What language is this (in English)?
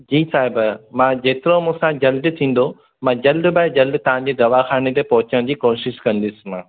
Sindhi